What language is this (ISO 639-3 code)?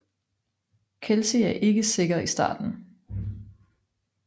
dan